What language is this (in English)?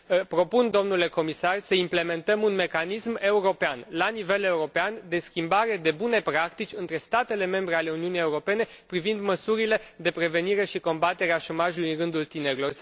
Romanian